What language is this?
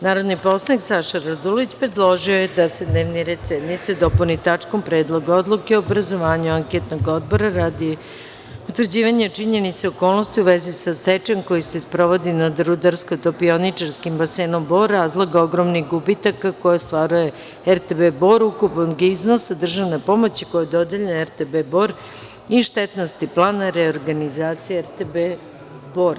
Serbian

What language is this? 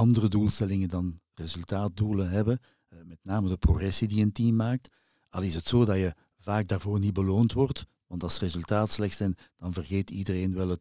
Dutch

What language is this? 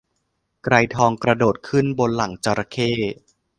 Thai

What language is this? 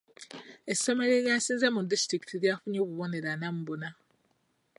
Ganda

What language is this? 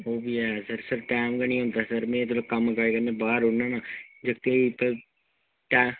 Dogri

